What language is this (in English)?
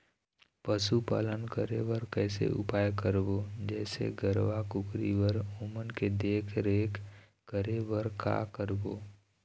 Chhattisgarhi